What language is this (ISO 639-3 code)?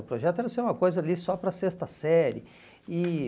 por